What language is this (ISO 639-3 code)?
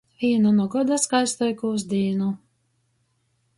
ltg